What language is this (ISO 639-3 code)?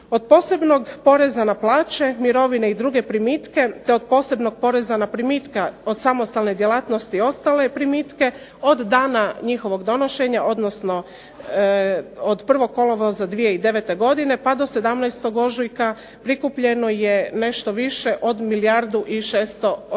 hrv